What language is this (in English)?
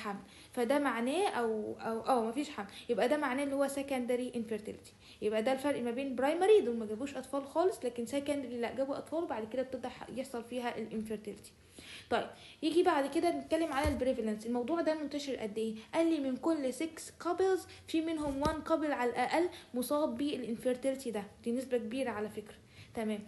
Arabic